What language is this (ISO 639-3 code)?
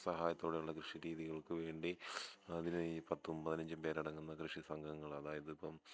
mal